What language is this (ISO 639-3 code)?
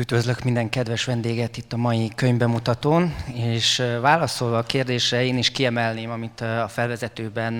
hun